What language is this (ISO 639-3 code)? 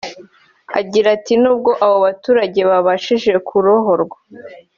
kin